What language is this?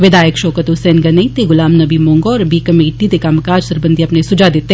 Dogri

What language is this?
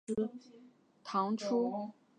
Chinese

